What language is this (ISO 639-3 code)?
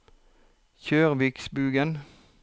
nor